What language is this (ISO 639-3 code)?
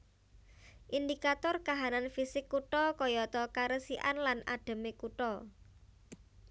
jav